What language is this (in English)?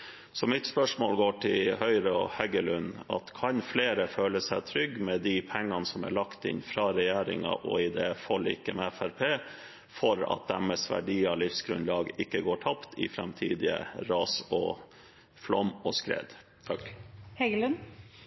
Norwegian Bokmål